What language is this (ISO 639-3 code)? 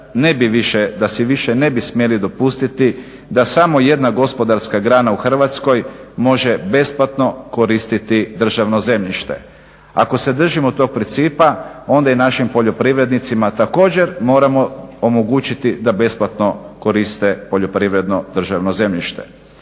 hrv